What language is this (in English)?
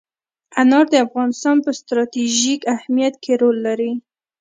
Pashto